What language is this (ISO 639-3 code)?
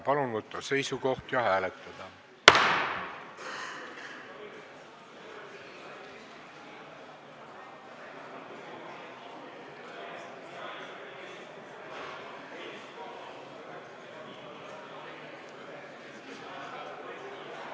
est